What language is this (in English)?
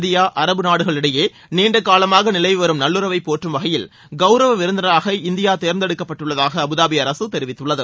Tamil